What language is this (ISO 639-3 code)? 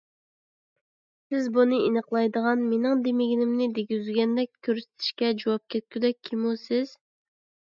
uig